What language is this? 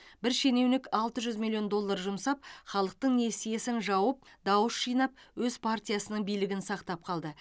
Kazakh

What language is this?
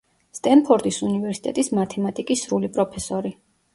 Georgian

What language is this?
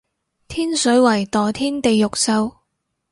Cantonese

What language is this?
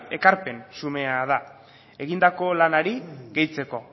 Basque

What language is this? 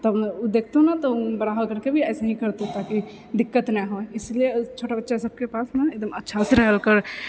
Maithili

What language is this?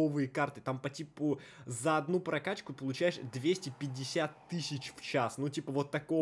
Russian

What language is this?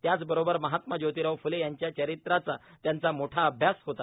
Marathi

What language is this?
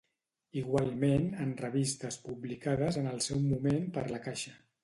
Catalan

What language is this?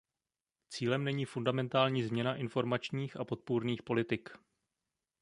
Czech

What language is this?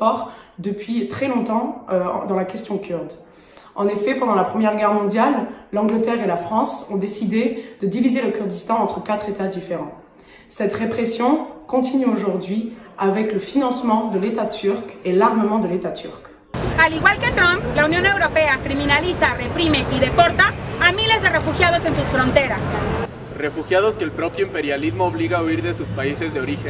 German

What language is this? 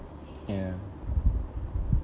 English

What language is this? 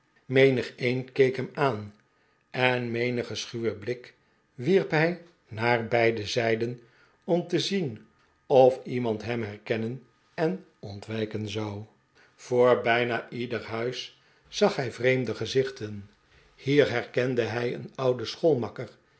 Dutch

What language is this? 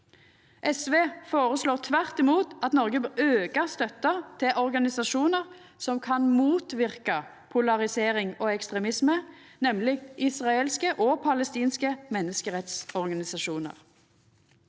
Norwegian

